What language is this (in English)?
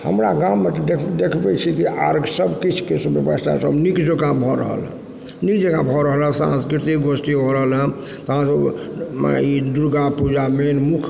Maithili